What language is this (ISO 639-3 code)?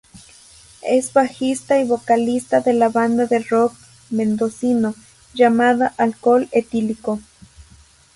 spa